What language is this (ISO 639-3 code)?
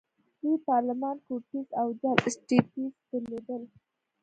pus